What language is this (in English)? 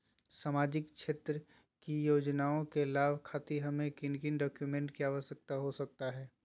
Magahi